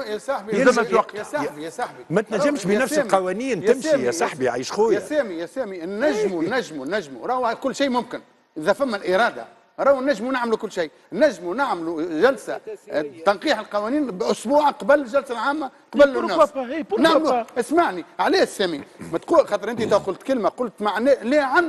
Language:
Arabic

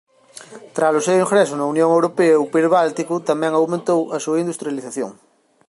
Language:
Galician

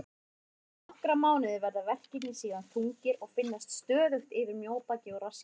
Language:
Icelandic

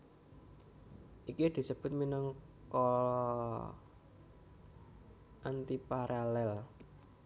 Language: Javanese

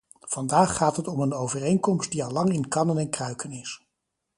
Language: Dutch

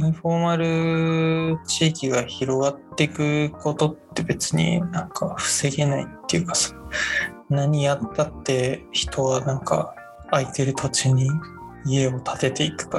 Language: Japanese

